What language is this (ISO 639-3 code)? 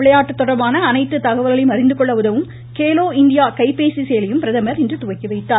tam